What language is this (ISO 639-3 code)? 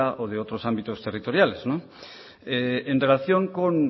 spa